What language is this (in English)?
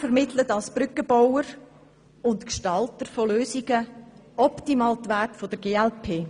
Swiss German